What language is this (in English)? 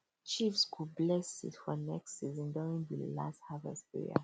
Nigerian Pidgin